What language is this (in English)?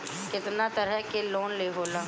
Bhojpuri